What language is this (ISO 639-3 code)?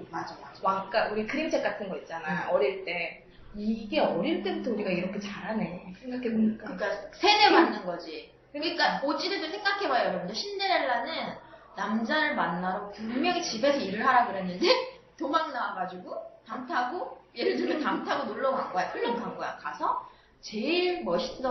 kor